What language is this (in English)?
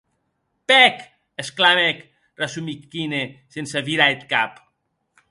Occitan